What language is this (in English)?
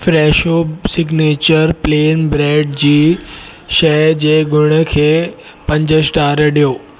Sindhi